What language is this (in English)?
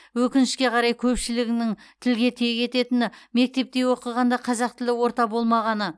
Kazakh